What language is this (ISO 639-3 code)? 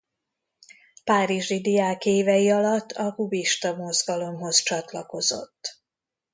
hun